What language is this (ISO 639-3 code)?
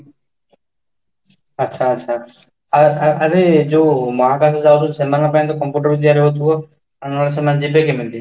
ori